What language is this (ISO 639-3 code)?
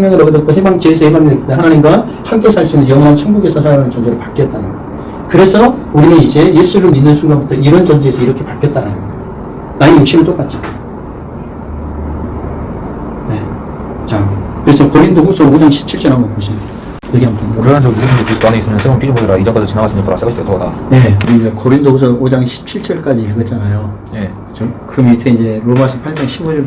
kor